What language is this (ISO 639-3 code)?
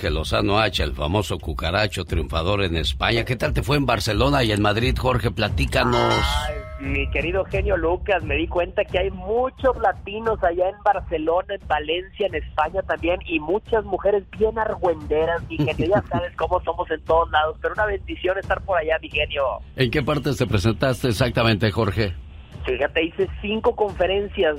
spa